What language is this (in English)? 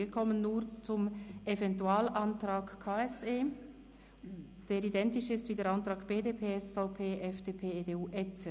Swiss German